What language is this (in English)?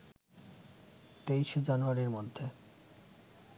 Bangla